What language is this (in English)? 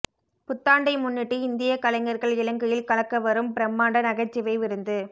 Tamil